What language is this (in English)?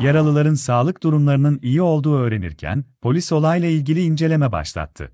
Turkish